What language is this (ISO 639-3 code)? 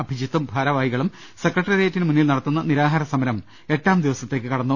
mal